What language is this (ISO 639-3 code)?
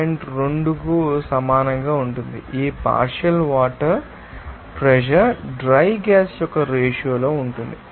tel